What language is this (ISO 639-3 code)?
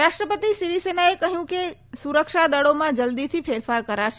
guj